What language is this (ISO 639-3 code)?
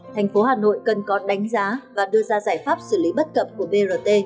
vie